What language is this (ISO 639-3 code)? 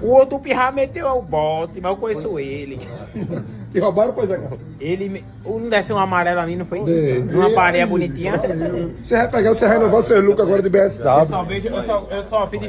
por